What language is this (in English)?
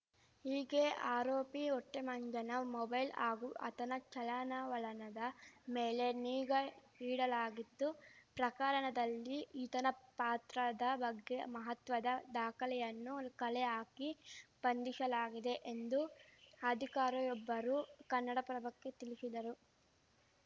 Kannada